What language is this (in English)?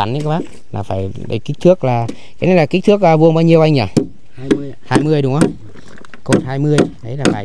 Vietnamese